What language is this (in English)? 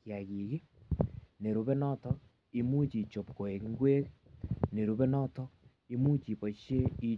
Kalenjin